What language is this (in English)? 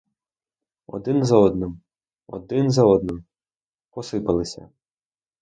Ukrainian